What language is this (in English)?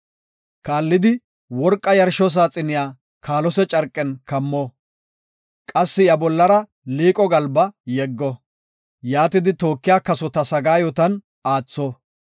Gofa